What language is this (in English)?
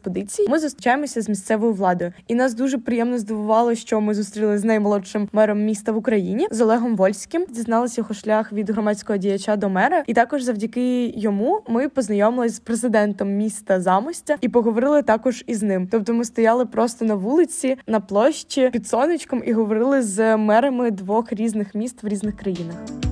Ukrainian